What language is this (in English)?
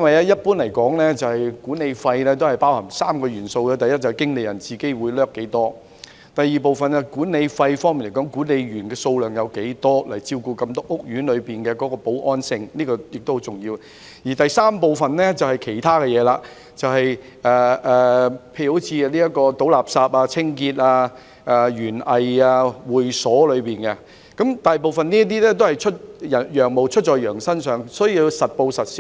Cantonese